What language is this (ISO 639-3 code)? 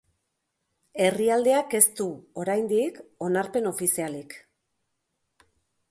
eus